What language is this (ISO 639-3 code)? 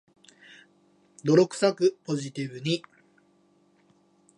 jpn